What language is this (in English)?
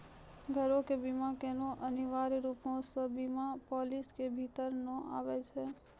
Maithili